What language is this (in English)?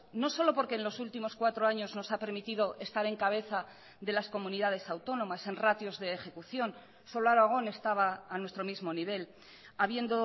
Spanish